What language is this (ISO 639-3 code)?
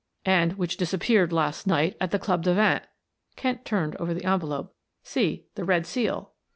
eng